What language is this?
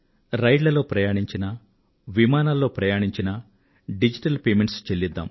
Telugu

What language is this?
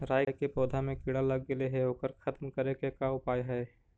Magahi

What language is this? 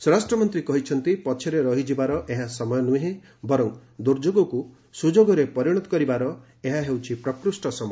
Odia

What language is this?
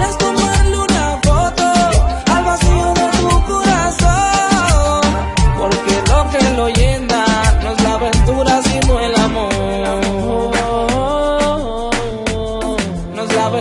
Japanese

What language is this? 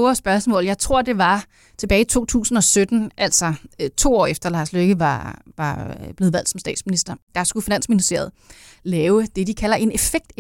Danish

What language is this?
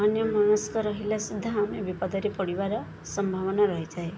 Odia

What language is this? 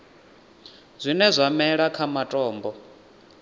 Venda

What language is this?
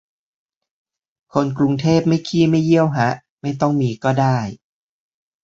Thai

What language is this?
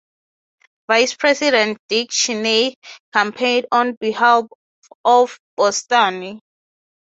English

